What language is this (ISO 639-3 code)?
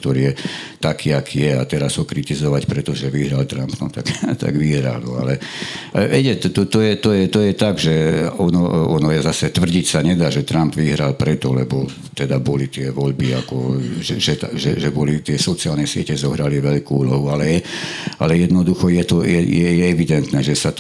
slk